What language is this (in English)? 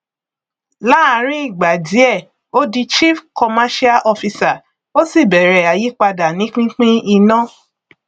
Yoruba